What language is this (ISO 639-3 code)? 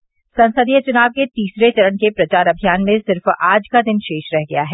hin